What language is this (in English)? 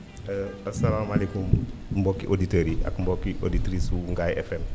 Wolof